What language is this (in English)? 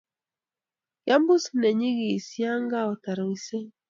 Kalenjin